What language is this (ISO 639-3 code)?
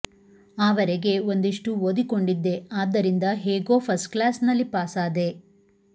kan